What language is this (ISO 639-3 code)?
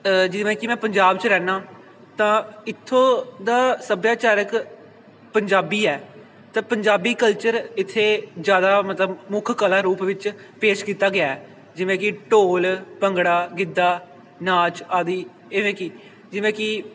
pan